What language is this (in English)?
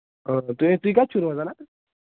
Kashmiri